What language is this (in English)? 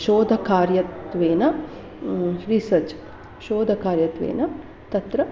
Sanskrit